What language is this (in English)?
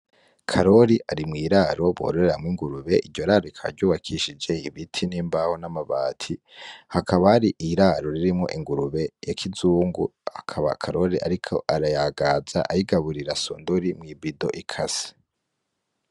Rundi